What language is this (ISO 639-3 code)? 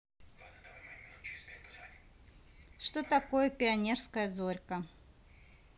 rus